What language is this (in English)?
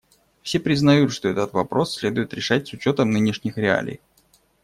Russian